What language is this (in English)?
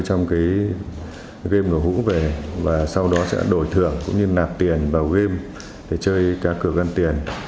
Vietnamese